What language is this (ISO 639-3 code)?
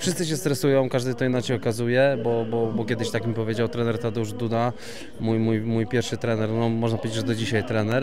pol